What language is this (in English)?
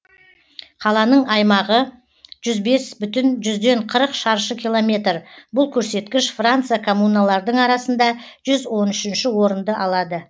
Kazakh